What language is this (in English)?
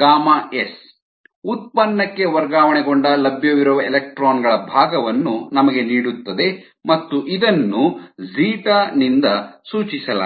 Kannada